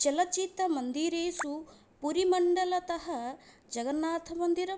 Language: Sanskrit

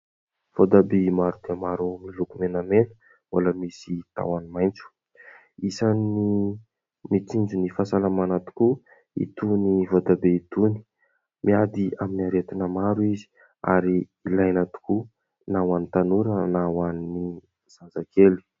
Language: Malagasy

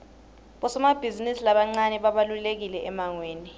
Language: Swati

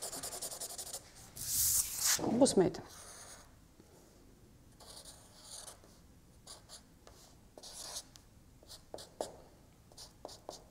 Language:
Portuguese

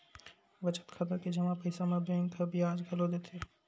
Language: Chhattisgarhi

